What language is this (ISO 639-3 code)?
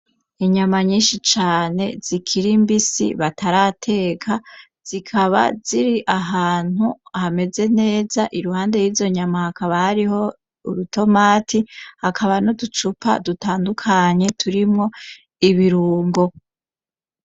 run